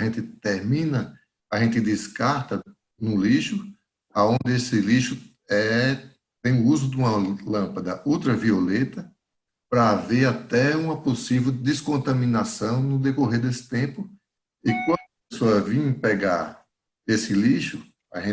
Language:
Portuguese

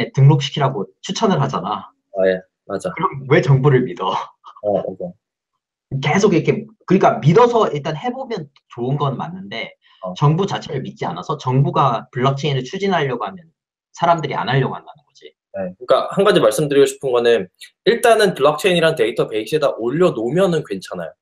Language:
Korean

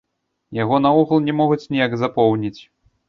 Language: Belarusian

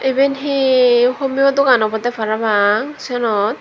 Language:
Chakma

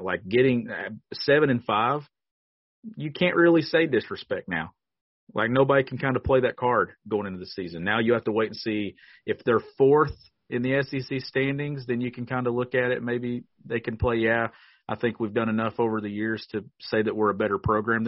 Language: English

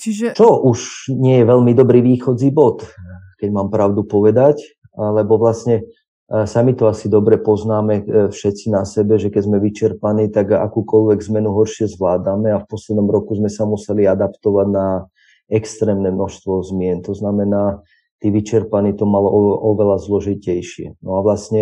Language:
Slovak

